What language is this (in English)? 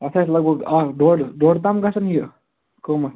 Kashmiri